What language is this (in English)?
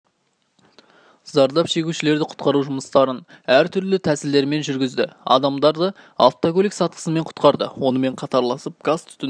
Kazakh